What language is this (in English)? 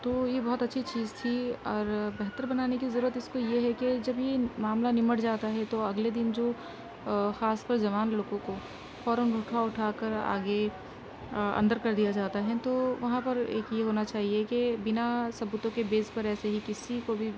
Urdu